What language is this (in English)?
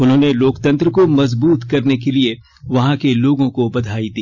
Hindi